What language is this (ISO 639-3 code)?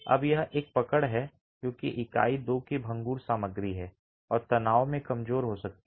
hin